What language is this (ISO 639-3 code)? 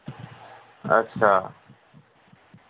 doi